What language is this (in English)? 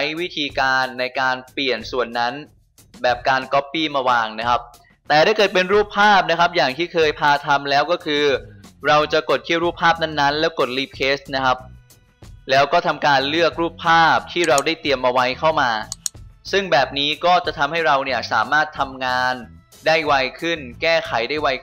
Thai